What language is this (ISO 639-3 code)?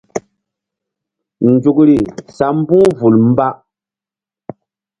mdd